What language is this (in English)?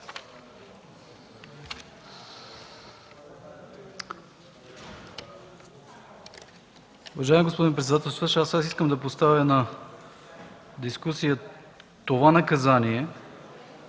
Bulgarian